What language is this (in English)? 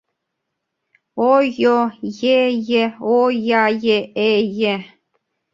Mari